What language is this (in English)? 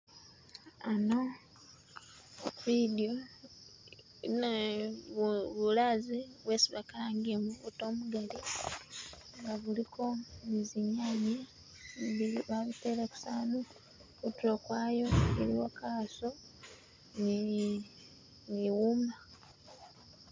Masaaba